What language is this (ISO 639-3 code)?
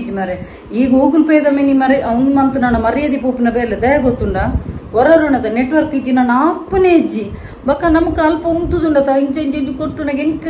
kan